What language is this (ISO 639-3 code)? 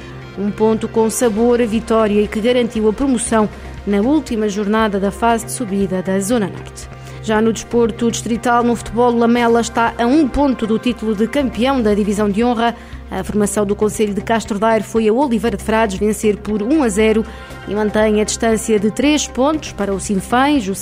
por